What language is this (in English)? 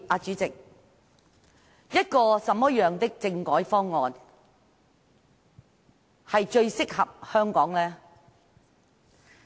Cantonese